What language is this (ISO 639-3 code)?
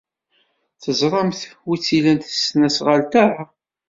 kab